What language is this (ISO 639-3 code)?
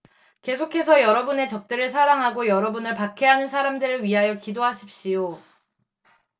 kor